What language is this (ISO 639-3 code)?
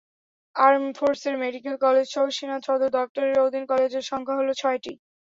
ben